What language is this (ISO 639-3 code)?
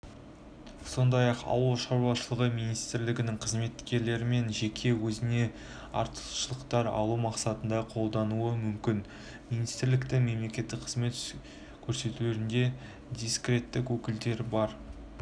kaz